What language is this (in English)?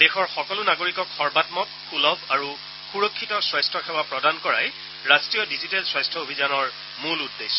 Assamese